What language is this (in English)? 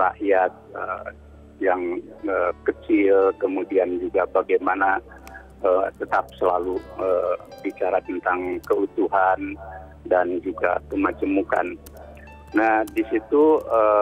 Indonesian